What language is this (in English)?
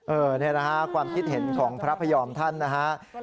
Thai